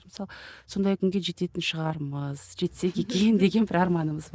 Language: Kazakh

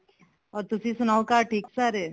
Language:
Punjabi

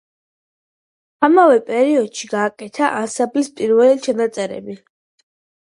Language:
Georgian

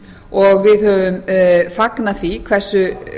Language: Icelandic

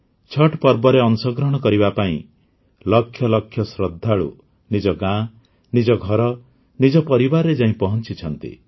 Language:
Odia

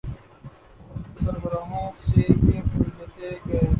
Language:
Urdu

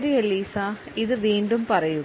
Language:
Malayalam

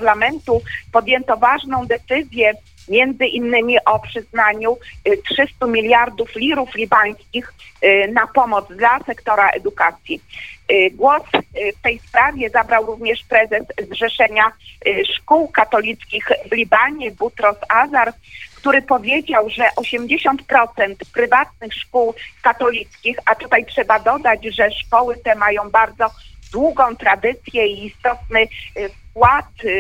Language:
Polish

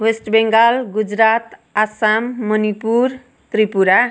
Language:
Nepali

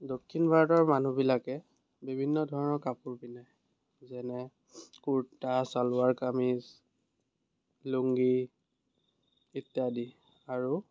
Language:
Assamese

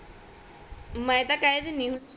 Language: Punjabi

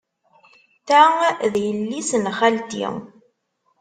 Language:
Kabyle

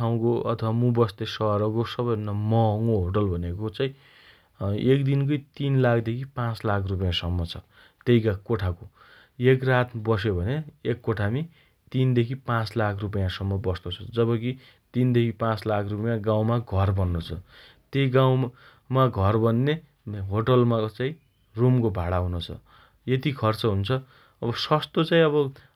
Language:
Dotyali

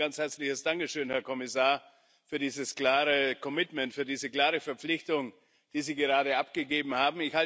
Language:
German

